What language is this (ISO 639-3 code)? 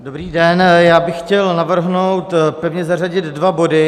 ces